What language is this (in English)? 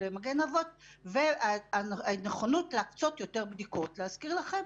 Hebrew